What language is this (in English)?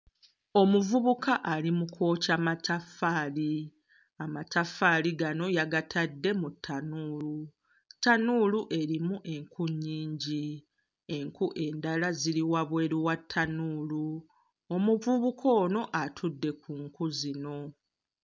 Ganda